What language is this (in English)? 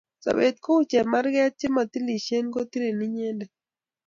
Kalenjin